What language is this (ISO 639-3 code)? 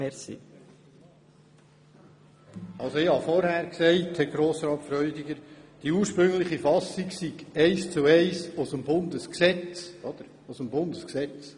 gsw